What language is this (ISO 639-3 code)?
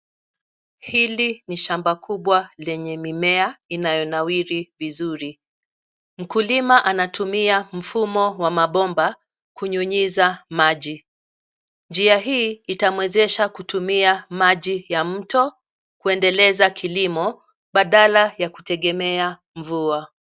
swa